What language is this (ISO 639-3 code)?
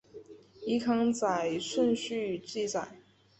zho